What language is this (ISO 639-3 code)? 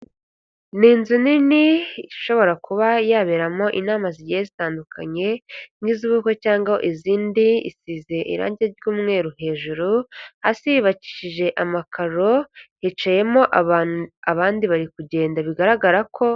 kin